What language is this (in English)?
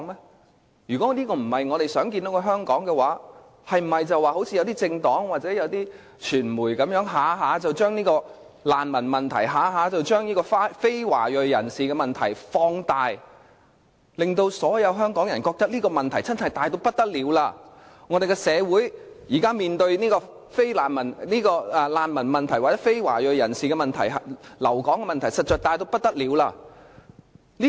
Cantonese